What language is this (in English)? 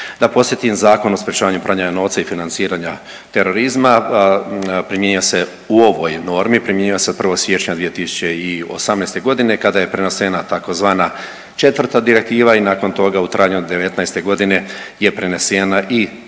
Croatian